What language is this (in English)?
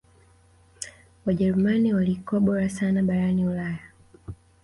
Swahili